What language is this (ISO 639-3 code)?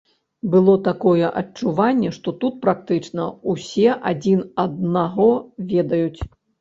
bel